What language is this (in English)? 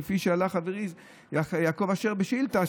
Hebrew